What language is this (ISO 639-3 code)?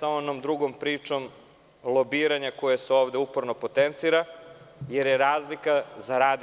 srp